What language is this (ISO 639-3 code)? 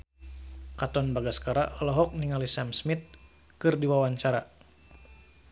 sun